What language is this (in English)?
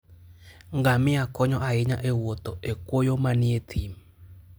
Luo (Kenya and Tanzania)